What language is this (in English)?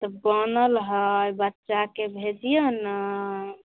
Maithili